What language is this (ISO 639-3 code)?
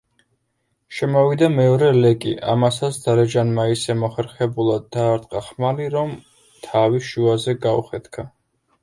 kat